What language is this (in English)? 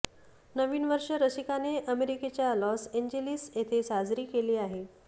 Marathi